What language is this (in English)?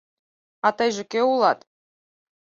Mari